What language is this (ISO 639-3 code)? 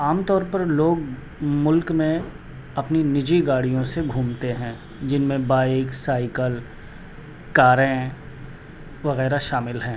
urd